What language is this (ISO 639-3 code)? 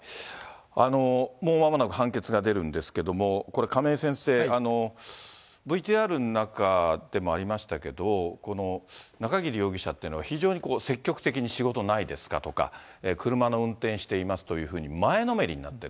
jpn